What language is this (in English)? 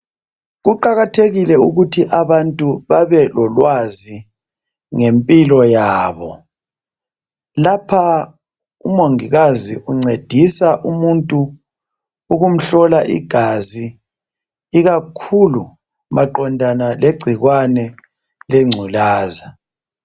North Ndebele